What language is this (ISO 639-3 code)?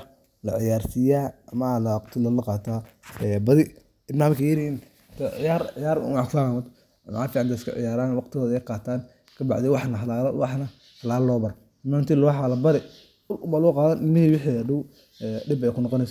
som